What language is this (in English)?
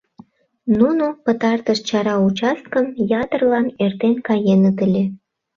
Mari